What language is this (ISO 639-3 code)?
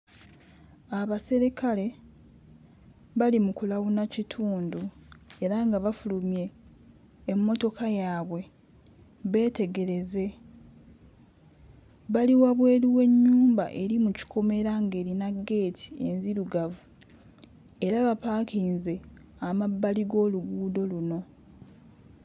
lug